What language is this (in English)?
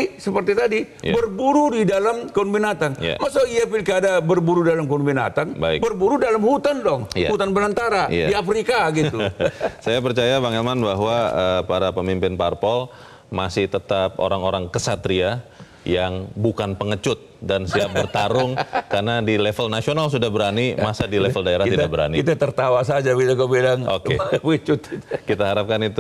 Indonesian